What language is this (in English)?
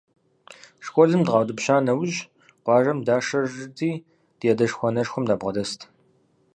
Kabardian